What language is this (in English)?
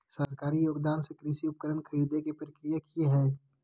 Magahi